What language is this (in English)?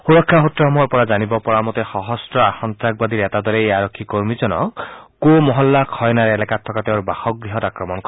Assamese